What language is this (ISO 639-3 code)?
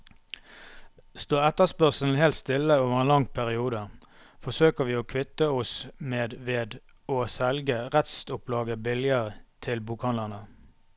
nor